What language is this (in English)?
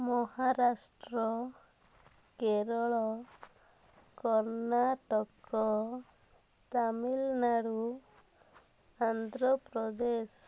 Odia